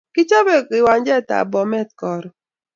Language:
Kalenjin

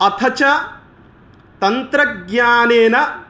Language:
Sanskrit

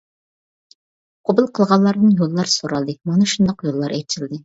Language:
Uyghur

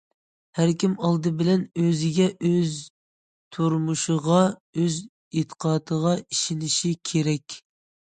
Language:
Uyghur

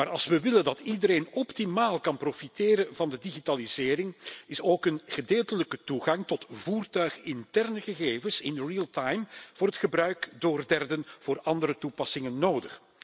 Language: Dutch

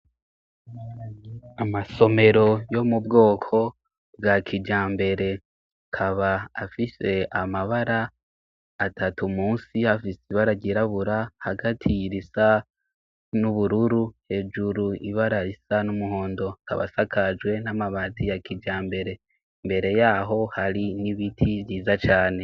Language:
Rundi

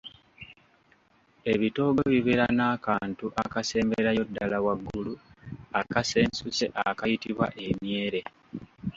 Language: Ganda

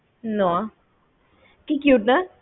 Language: Bangla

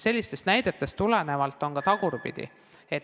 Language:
Estonian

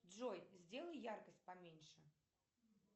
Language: Russian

